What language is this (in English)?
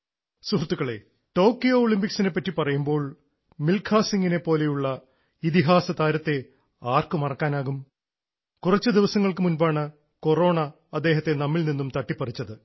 Malayalam